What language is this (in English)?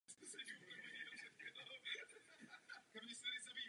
Czech